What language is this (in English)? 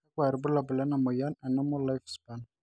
Masai